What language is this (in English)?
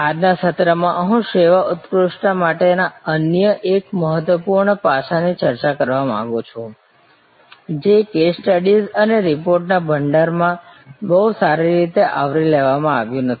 Gujarati